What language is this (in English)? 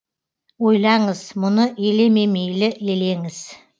Kazakh